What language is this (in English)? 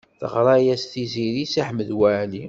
Kabyle